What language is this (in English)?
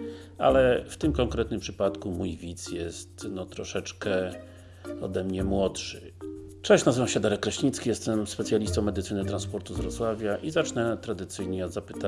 Polish